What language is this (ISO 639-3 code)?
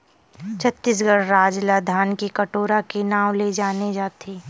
hne